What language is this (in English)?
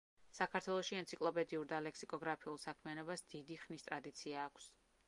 Georgian